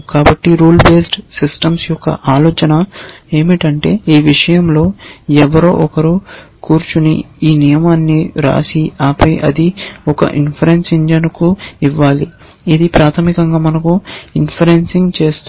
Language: Telugu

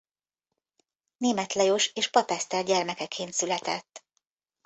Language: Hungarian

